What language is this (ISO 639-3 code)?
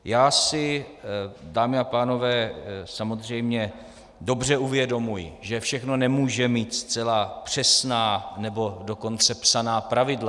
ces